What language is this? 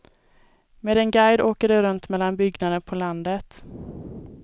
Swedish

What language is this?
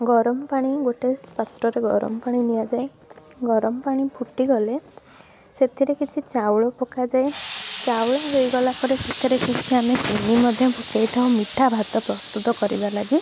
Odia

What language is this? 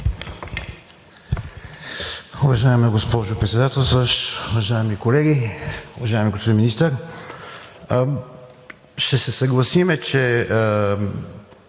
Bulgarian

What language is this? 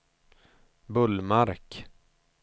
Swedish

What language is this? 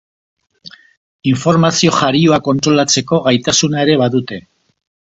Basque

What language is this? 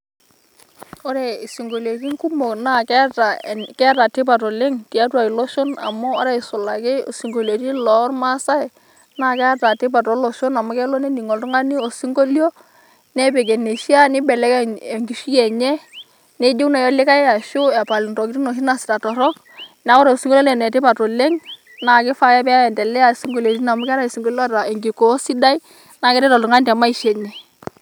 Masai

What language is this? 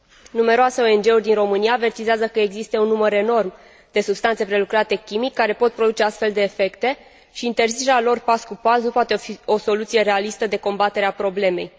Romanian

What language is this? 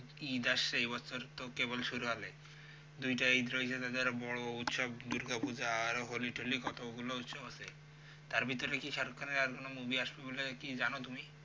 Bangla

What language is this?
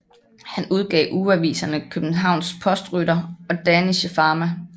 Danish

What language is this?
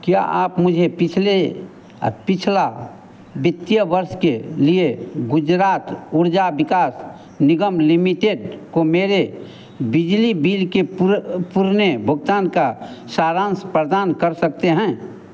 Hindi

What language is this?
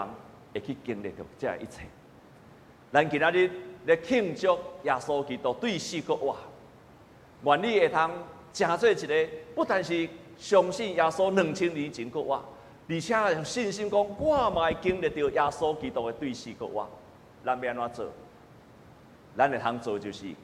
Chinese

